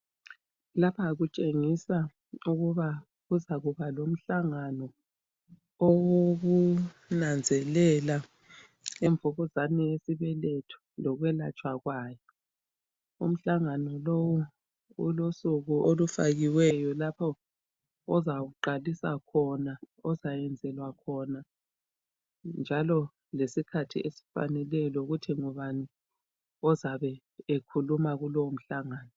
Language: North Ndebele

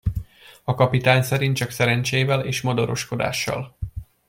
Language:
Hungarian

